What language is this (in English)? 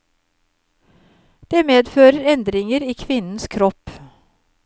Norwegian